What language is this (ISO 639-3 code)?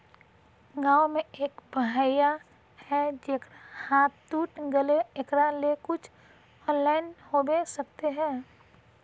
mag